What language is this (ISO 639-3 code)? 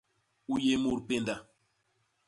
bas